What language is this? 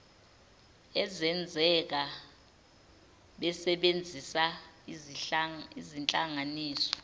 Zulu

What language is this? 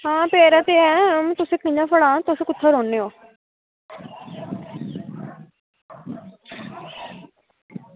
Dogri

